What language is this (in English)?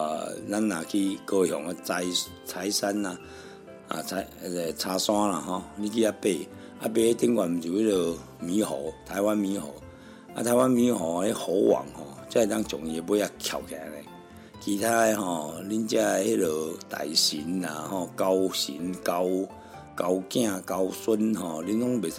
Chinese